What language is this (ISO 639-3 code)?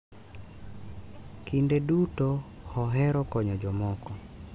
luo